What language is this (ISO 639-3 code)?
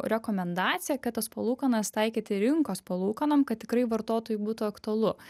lit